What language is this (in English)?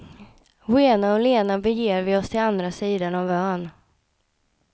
Swedish